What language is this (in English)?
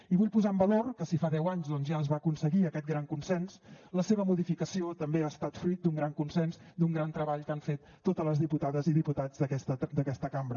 Catalan